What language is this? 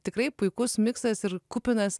Lithuanian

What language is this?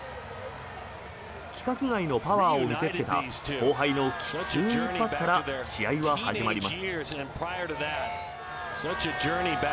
Japanese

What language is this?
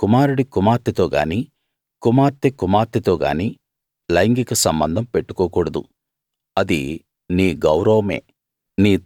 Telugu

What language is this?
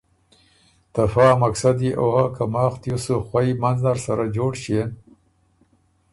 Ormuri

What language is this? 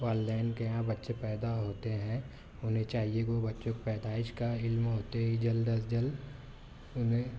Urdu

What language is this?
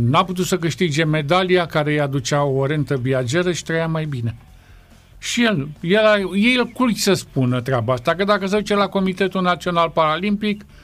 Romanian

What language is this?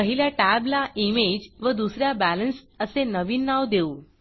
Marathi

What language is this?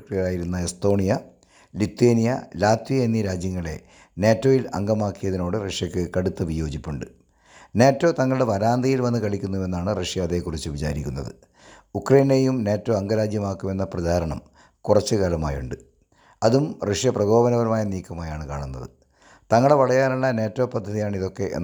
Malayalam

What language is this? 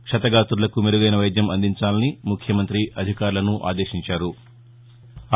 Telugu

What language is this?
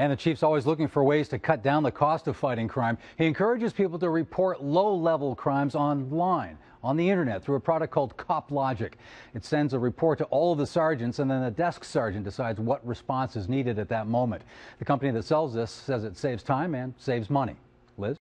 English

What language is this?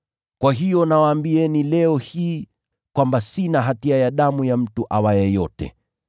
Swahili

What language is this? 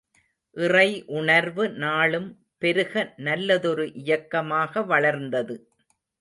Tamil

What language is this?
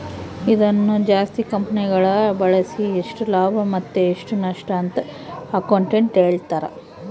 Kannada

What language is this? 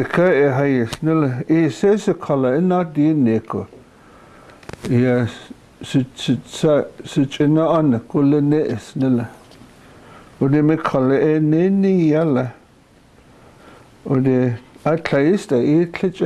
German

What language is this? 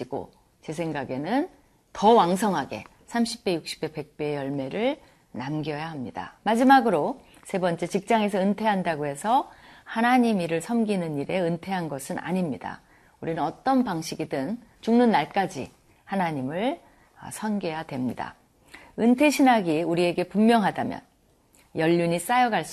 Korean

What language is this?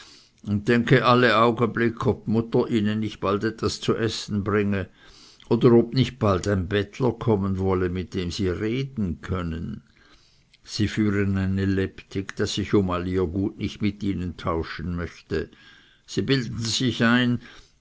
German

